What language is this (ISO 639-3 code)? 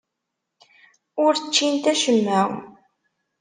kab